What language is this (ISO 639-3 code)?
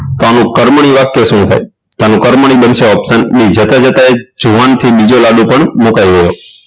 guj